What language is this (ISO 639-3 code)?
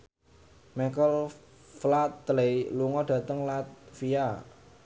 jav